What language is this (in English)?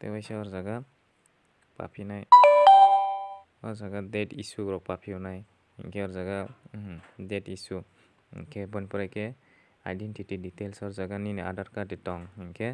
Indonesian